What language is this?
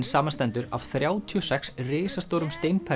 Icelandic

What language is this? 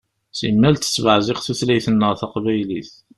Kabyle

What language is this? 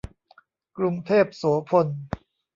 Thai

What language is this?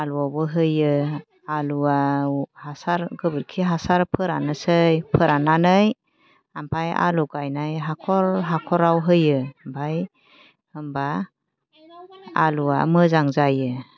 Bodo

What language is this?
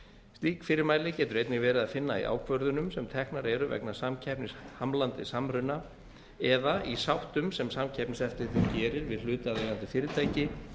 Icelandic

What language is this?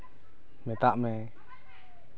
Santali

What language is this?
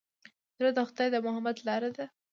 Pashto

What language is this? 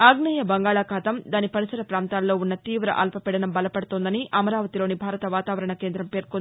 Telugu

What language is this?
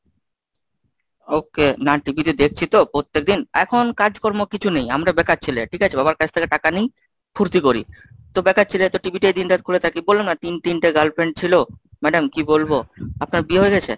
Bangla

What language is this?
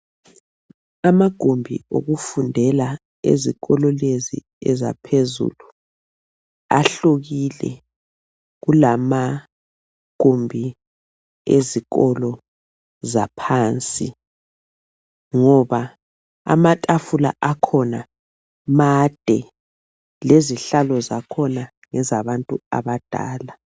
North Ndebele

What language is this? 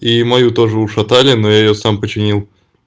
Russian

